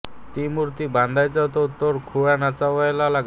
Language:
Marathi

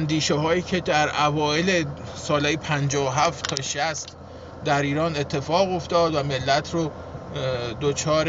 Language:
Persian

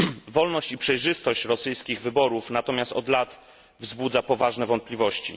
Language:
Polish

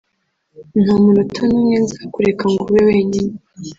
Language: Kinyarwanda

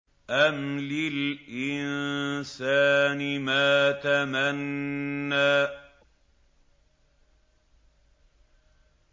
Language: Arabic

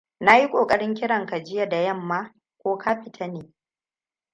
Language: Hausa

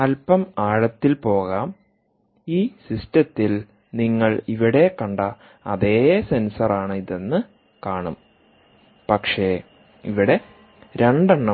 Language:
Malayalam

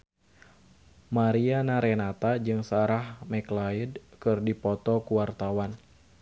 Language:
Sundanese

